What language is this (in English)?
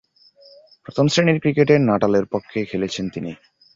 Bangla